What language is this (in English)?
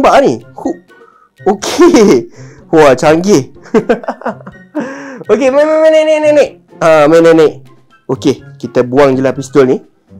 Malay